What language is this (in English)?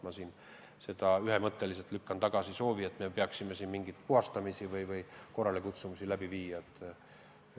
Estonian